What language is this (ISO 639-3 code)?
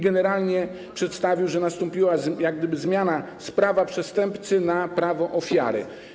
pol